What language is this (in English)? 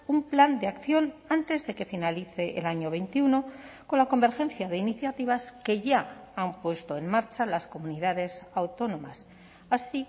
Spanish